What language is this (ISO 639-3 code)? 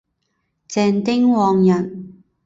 zho